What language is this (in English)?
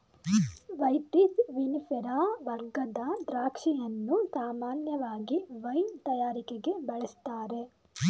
Kannada